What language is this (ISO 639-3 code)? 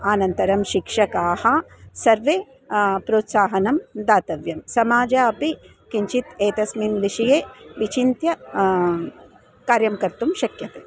san